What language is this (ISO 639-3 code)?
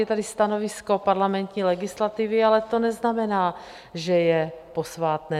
ces